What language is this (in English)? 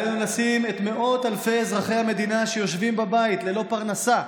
Hebrew